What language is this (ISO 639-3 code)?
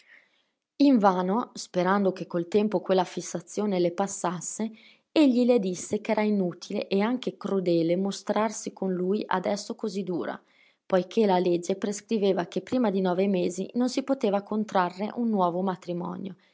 ita